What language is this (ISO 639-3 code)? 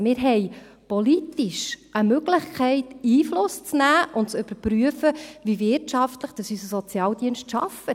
gsw